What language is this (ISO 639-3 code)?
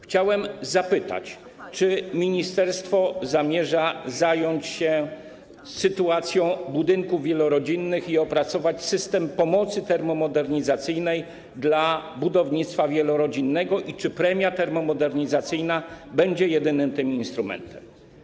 pol